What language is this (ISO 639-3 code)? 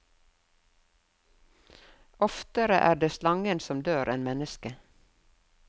nor